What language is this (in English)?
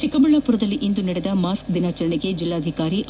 Kannada